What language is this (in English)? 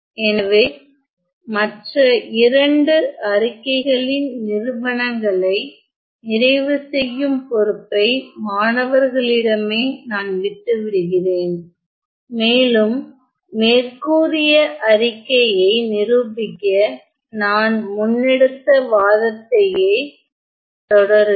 Tamil